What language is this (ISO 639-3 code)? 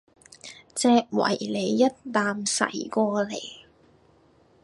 yue